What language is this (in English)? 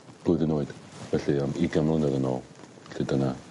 Welsh